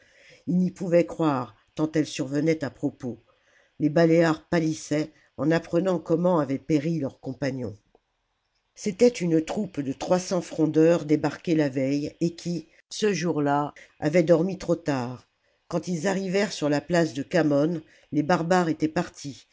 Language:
French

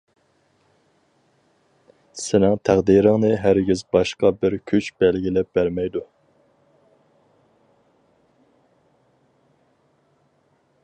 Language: Uyghur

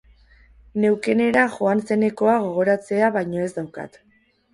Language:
Basque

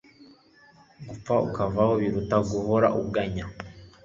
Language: Kinyarwanda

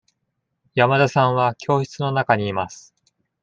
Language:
Japanese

